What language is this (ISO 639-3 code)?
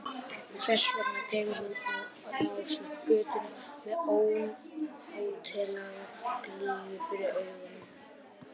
isl